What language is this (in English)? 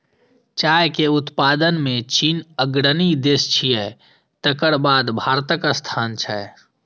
Maithili